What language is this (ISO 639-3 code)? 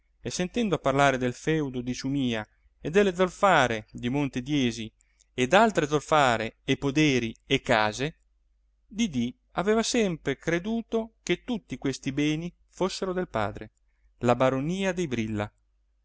ita